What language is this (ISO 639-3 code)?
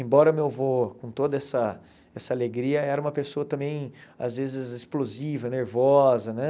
por